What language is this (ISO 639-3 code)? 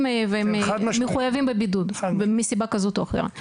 heb